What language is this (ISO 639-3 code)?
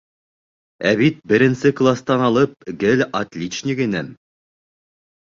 bak